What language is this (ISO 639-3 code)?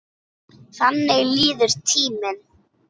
isl